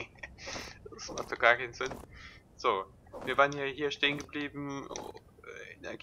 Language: German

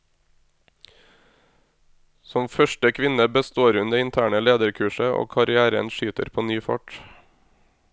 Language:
Norwegian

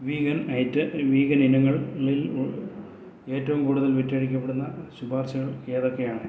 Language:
Malayalam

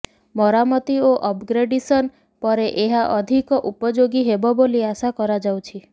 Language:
Odia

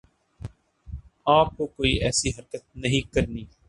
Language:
Urdu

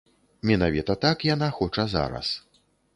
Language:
Belarusian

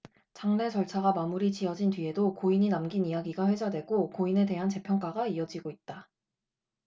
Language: Korean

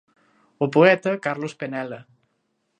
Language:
Galician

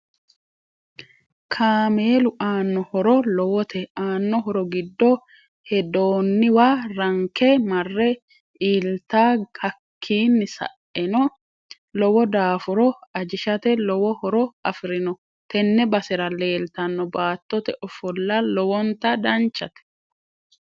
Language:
Sidamo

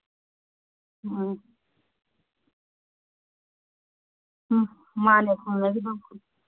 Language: Manipuri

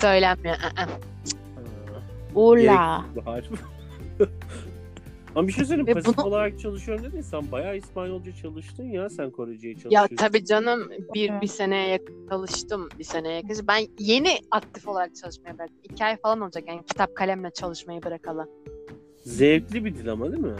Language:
Turkish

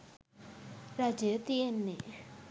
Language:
Sinhala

